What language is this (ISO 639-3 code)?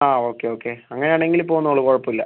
mal